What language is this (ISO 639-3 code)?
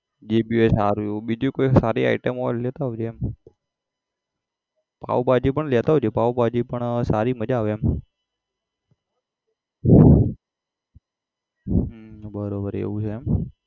guj